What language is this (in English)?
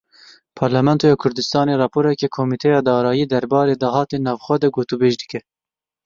Kurdish